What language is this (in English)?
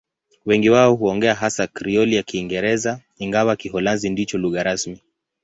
Swahili